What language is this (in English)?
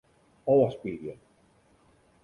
Western Frisian